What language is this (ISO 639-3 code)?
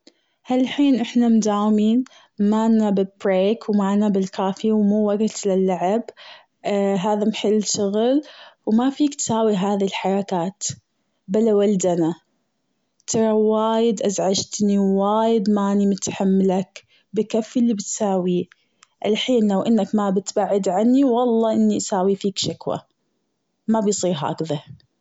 afb